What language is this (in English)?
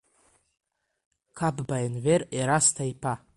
Abkhazian